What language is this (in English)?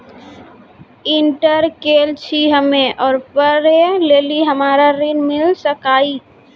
Maithili